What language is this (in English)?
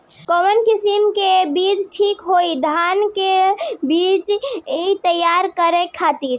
Bhojpuri